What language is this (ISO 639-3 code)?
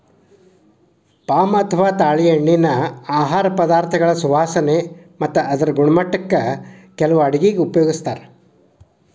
kan